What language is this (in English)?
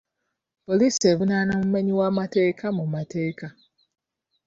Ganda